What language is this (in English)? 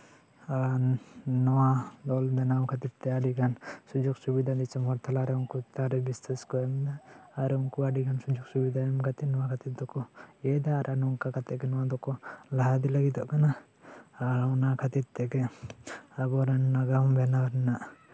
Santali